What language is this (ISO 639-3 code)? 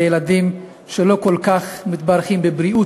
heb